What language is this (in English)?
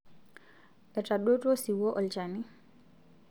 Masai